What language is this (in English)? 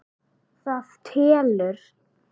Icelandic